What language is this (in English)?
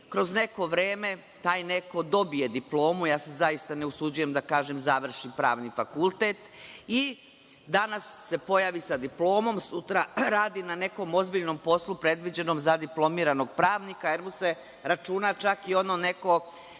Serbian